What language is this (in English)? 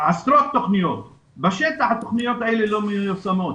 Hebrew